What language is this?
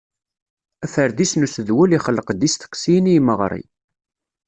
Kabyle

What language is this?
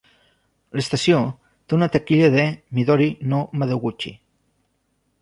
Catalan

